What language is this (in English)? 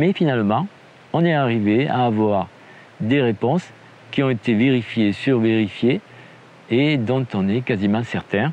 French